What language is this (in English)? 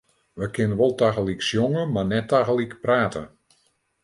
Western Frisian